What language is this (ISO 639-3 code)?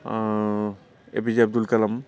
brx